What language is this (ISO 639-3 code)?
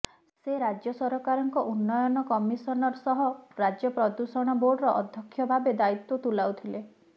ori